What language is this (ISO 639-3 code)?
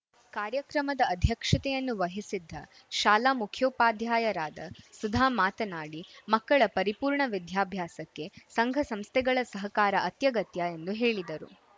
kan